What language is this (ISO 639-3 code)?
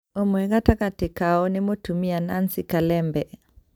kik